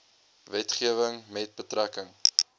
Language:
Afrikaans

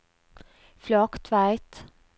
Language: Norwegian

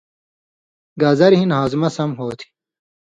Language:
Indus Kohistani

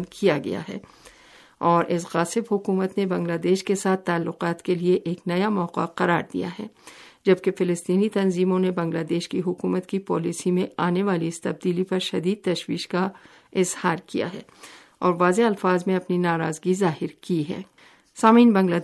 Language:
Urdu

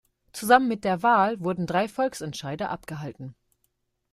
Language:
German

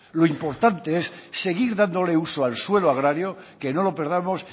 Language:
Spanish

